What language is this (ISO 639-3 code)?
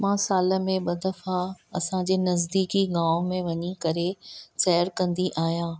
snd